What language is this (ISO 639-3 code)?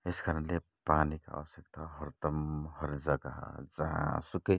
nep